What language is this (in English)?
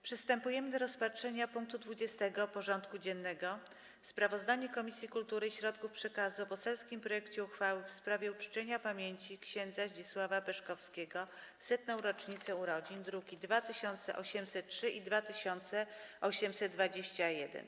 Polish